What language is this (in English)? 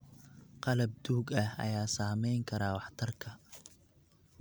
Somali